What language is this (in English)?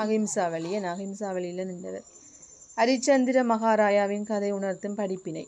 Tamil